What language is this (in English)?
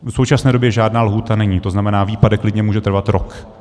Czech